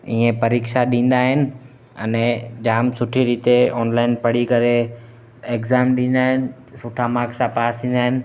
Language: Sindhi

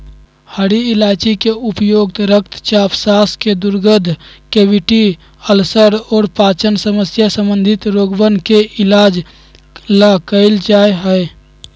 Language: Magahi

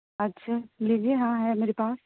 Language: Urdu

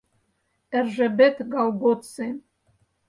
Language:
Mari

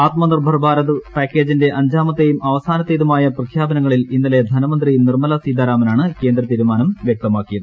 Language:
Malayalam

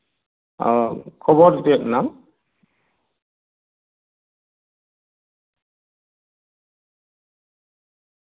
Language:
Santali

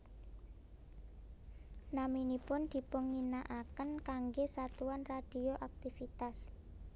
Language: Javanese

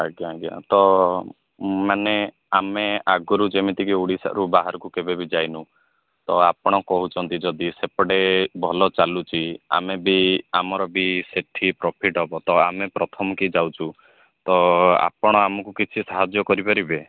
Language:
Odia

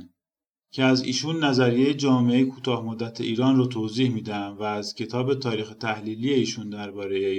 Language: Persian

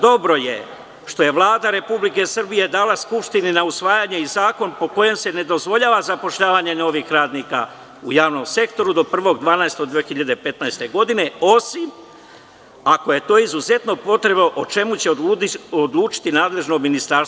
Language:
Serbian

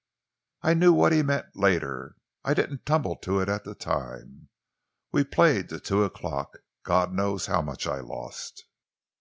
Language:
English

